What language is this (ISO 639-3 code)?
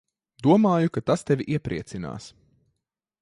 lav